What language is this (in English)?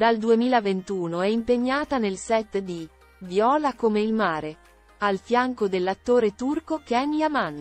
Italian